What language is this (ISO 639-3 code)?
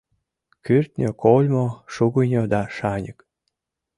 chm